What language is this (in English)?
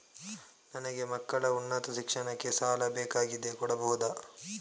Kannada